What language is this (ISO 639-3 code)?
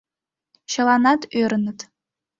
chm